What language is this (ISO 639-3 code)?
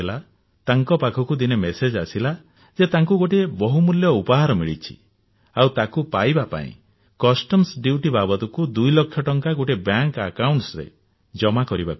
ori